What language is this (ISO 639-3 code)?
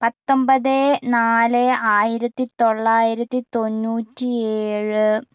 mal